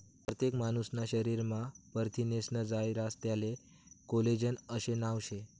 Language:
Marathi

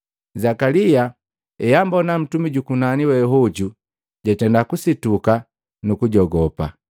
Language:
Matengo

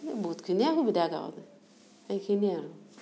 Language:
Assamese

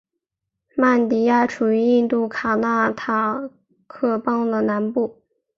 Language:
Chinese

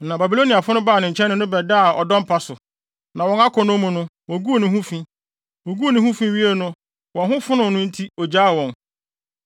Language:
Akan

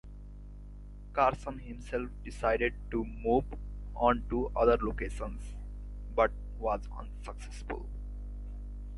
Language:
English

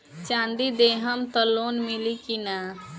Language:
Bhojpuri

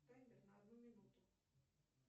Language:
Russian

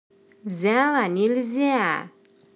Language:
Russian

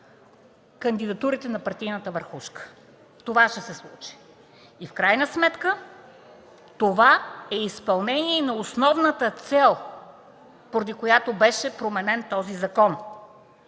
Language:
Bulgarian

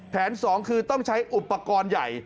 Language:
Thai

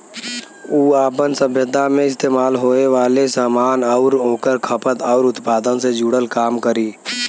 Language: Bhojpuri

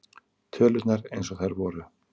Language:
Icelandic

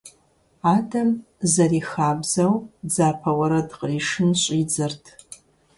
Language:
Kabardian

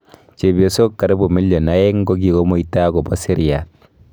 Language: Kalenjin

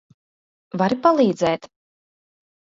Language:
Latvian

